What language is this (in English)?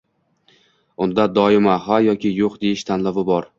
Uzbek